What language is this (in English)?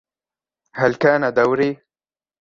Arabic